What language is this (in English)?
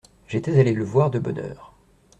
French